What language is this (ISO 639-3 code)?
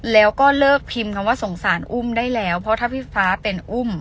tha